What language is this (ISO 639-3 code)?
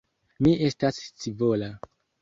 epo